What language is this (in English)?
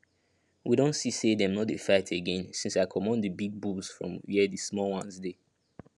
Nigerian Pidgin